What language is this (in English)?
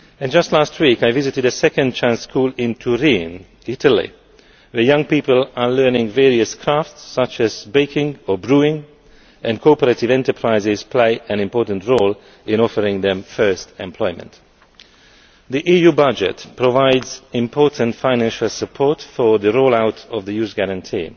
English